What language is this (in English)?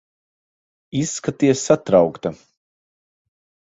Latvian